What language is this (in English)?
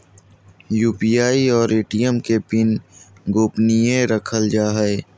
Magahi